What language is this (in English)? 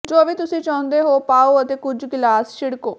Punjabi